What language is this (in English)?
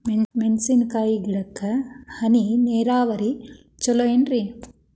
Kannada